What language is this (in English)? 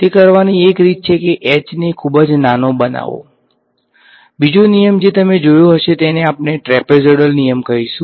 Gujarati